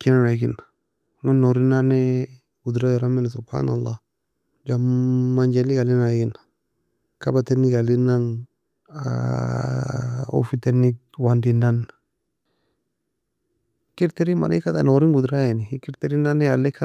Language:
Nobiin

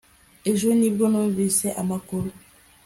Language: Kinyarwanda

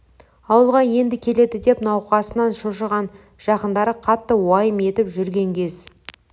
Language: Kazakh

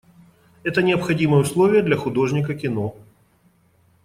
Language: Russian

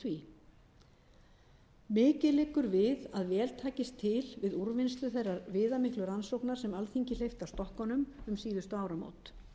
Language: Icelandic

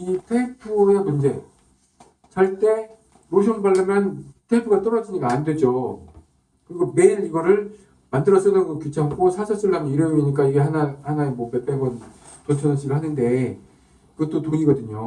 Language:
Korean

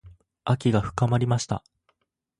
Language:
Japanese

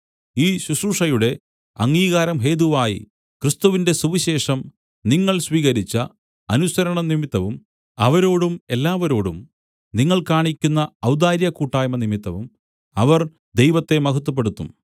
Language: Malayalam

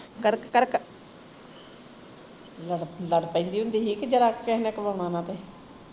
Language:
Punjabi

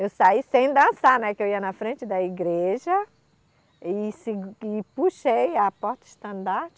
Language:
Portuguese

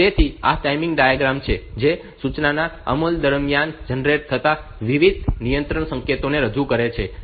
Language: Gujarati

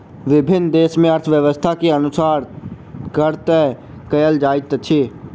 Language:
Maithili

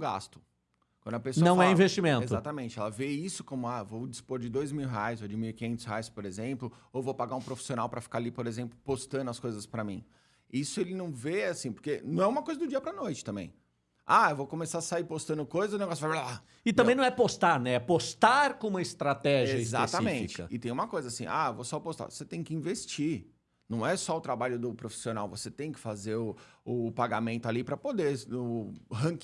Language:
Portuguese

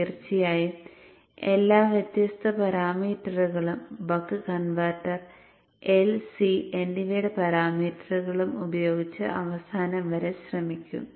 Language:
Malayalam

